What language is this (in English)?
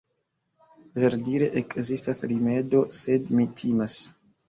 Esperanto